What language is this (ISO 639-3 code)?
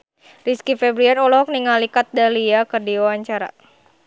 sun